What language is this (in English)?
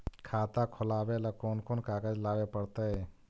Magahi